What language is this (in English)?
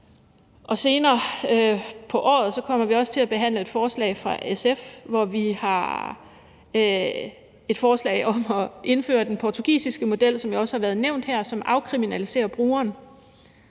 Danish